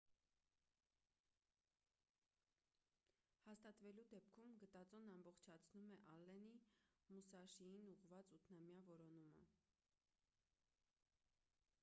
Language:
Armenian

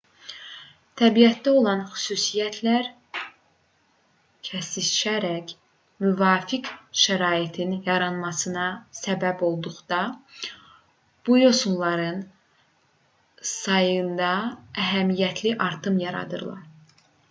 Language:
Azerbaijani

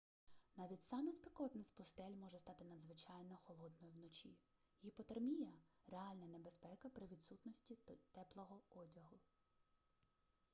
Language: Ukrainian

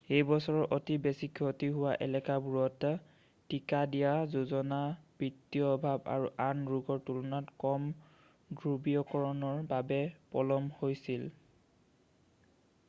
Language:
Assamese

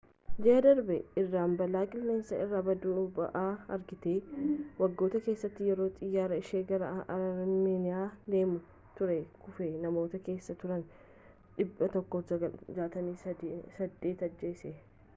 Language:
Oromo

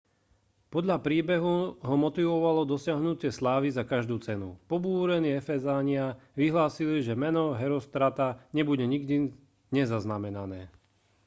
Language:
Slovak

